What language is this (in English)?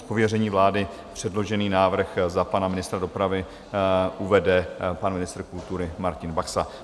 Czech